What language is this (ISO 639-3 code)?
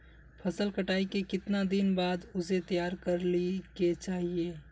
mag